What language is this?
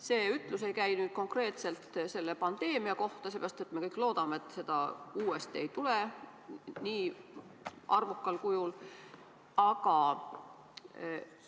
Estonian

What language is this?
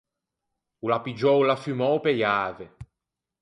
Ligurian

